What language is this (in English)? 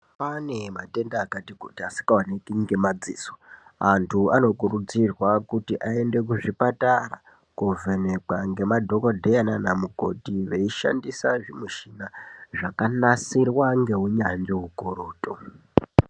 Ndau